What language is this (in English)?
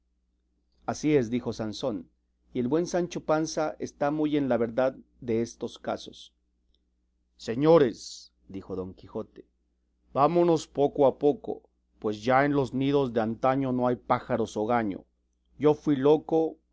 Spanish